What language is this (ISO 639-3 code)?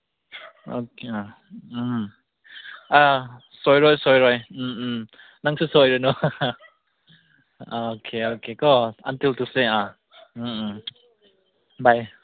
mni